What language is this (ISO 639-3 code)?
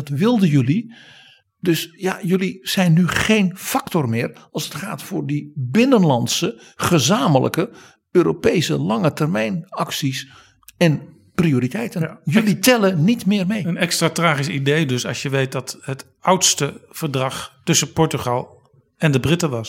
nld